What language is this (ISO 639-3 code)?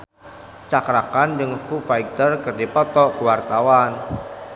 sun